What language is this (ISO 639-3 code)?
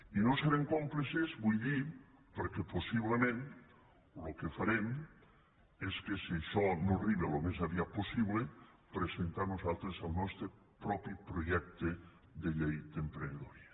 cat